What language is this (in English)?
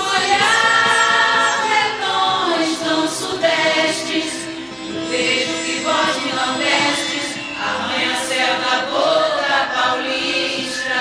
Portuguese